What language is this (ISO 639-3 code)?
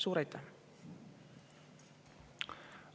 est